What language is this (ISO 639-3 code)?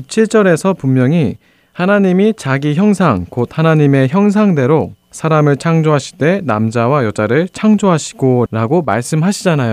kor